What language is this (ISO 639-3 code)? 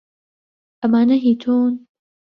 ckb